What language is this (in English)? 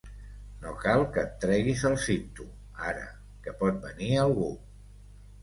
Catalan